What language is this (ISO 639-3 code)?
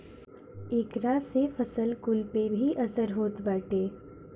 bho